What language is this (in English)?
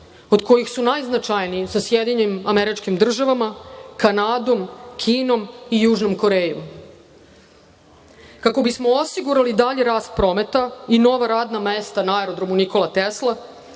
Serbian